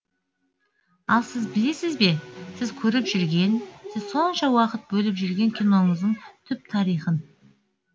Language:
Kazakh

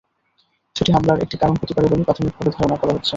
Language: Bangla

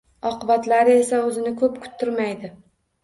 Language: Uzbek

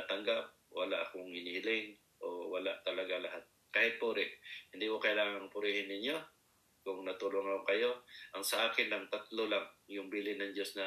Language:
Filipino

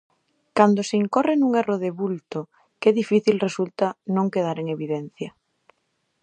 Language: Galician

